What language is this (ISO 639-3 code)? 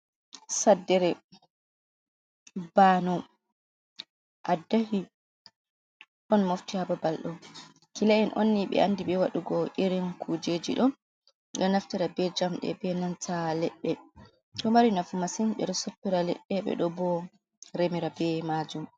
ful